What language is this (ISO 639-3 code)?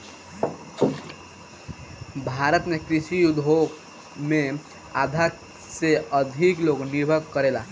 bho